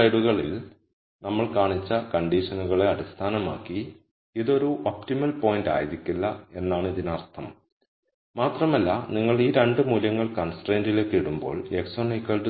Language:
Malayalam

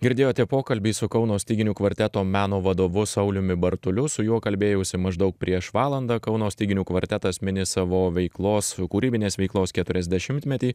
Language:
Lithuanian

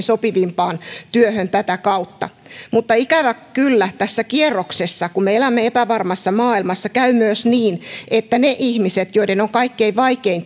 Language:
Finnish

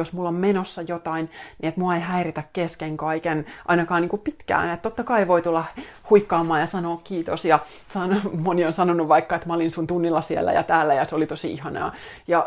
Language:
Finnish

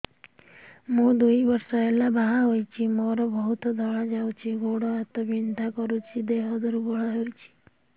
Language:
Odia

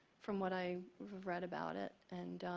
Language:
English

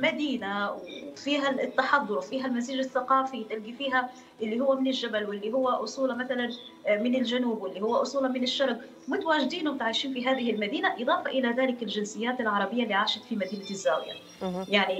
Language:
Arabic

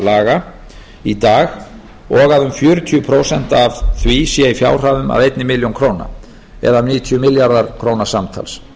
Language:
Icelandic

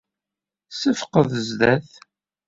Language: Kabyle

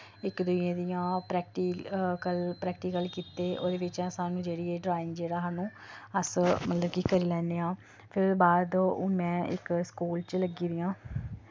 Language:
Dogri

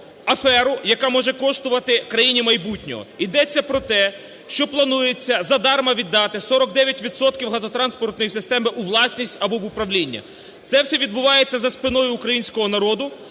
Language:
Ukrainian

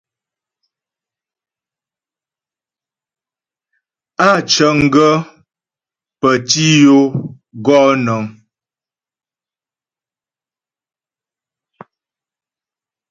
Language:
Ghomala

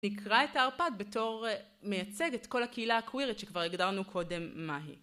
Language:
Hebrew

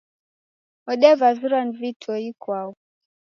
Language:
Taita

